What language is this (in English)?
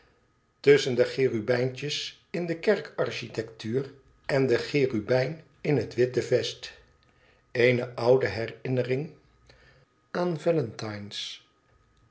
Dutch